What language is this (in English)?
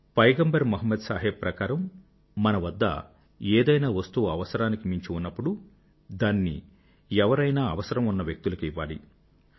Telugu